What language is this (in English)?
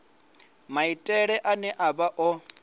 Venda